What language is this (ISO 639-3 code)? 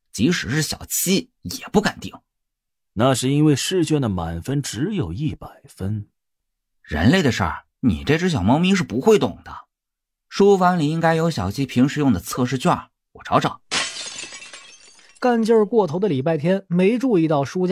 zho